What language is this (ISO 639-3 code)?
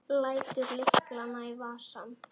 isl